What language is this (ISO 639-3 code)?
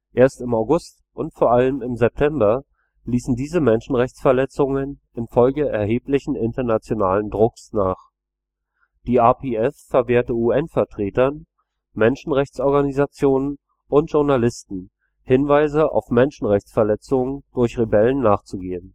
deu